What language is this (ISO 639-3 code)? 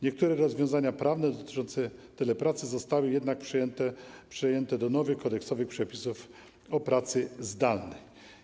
pol